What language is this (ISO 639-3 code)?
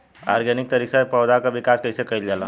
bho